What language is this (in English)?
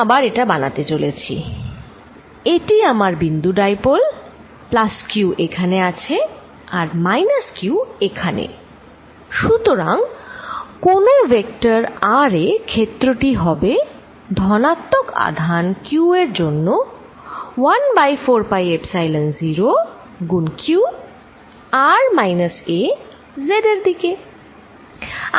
Bangla